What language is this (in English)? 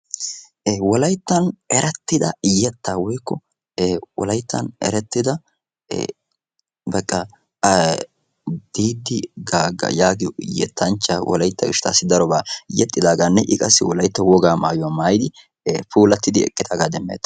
Wolaytta